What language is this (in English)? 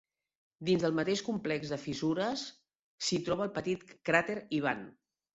Catalan